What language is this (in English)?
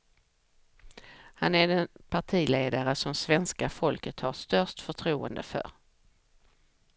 Swedish